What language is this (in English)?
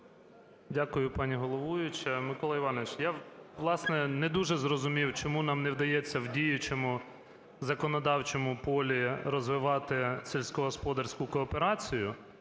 Ukrainian